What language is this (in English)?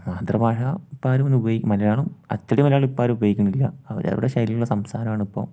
Malayalam